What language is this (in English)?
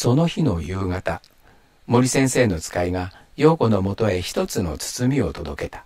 Japanese